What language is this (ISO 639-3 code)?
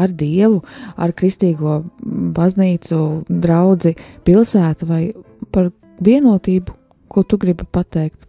lav